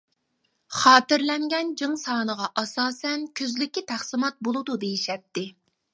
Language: Uyghur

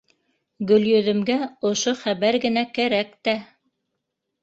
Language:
Bashkir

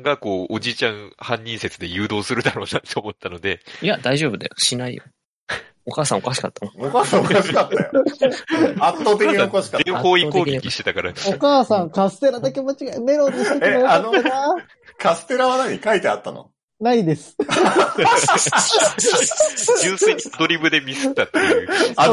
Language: Japanese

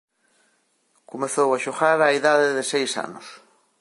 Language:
Galician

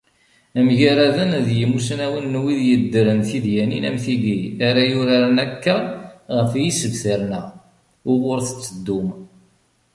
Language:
Kabyle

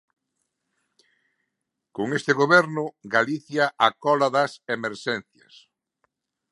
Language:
Galician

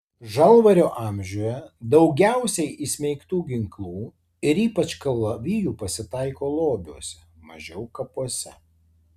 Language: Lithuanian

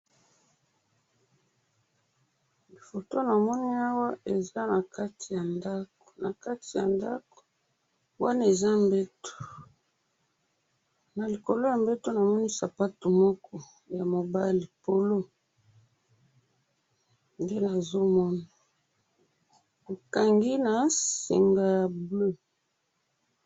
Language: Lingala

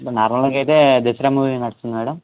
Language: Telugu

